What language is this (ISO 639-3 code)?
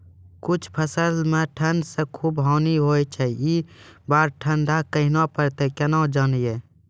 mai